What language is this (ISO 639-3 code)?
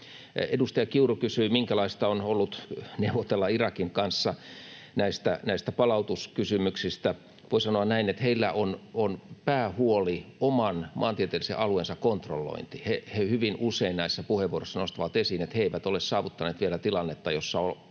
fin